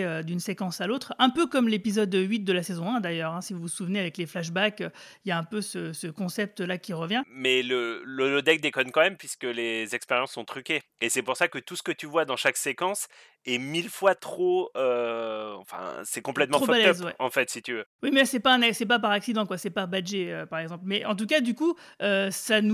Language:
French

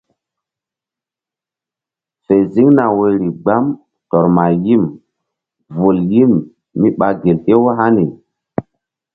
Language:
Mbum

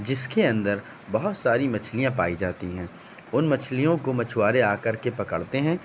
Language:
Urdu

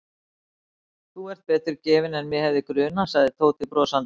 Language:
Icelandic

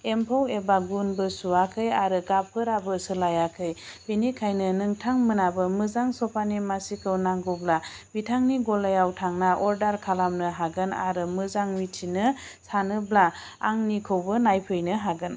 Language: Bodo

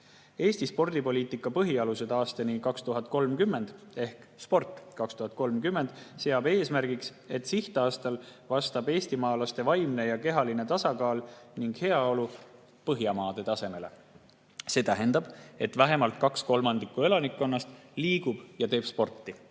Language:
Estonian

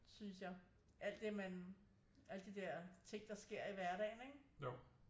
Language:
Danish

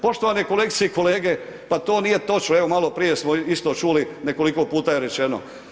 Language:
Croatian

